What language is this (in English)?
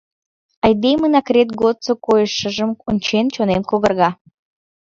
Mari